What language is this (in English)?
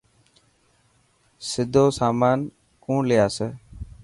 Dhatki